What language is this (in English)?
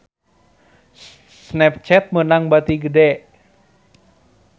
Sundanese